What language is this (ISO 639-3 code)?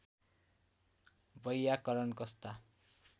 nep